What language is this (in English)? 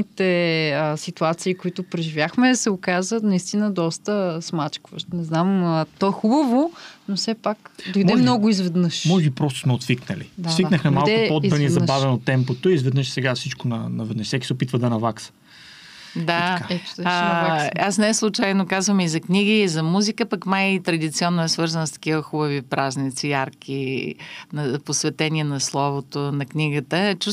Bulgarian